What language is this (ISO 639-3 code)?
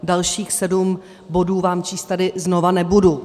ces